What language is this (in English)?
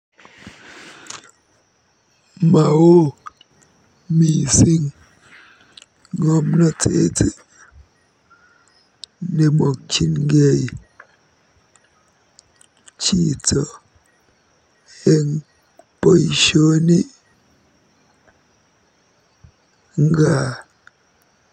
Kalenjin